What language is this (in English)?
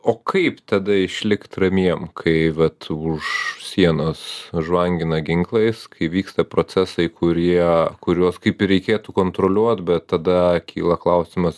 Lithuanian